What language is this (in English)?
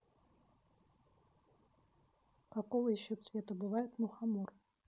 Russian